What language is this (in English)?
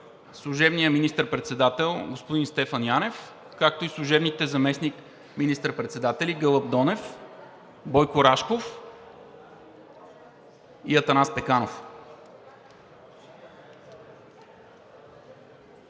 Bulgarian